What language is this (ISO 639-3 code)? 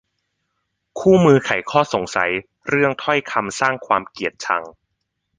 tha